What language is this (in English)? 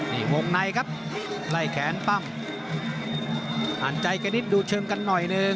Thai